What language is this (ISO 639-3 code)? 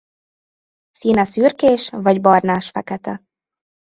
hun